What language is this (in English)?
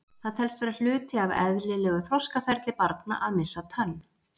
Icelandic